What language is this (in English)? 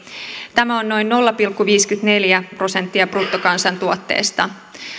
Finnish